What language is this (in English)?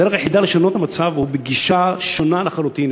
Hebrew